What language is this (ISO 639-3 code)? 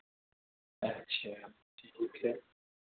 urd